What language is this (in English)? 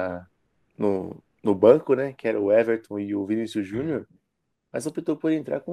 Portuguese